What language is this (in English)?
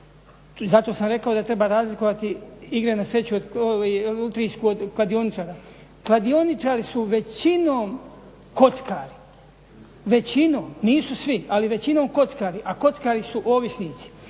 Croatian